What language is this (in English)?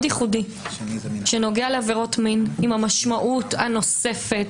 Hebrew